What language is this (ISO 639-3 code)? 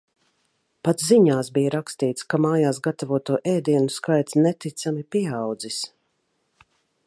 lav